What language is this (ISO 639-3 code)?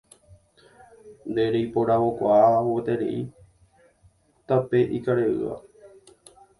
grn